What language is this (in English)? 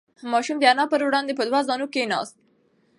Pashto